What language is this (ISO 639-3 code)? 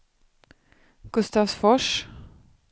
swe